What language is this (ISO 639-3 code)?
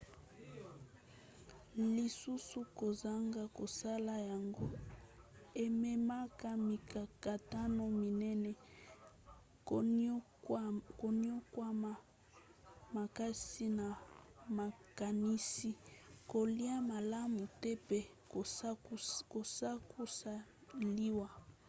lin